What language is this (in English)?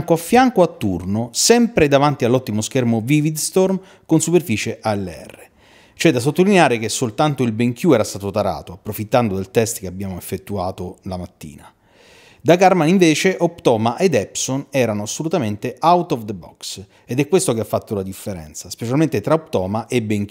Italian